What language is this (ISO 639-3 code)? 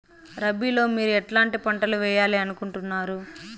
tel